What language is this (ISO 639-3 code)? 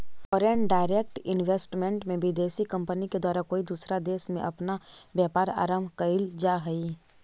mag